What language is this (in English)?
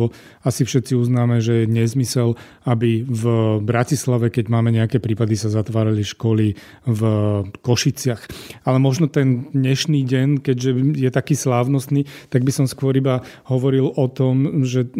Slovak